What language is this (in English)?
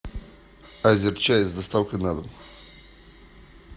Russian